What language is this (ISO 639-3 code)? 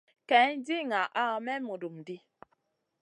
mcn